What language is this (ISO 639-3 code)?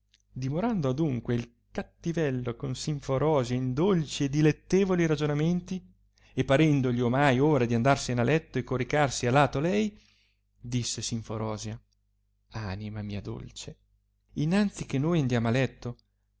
ita